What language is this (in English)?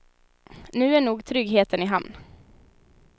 Swedish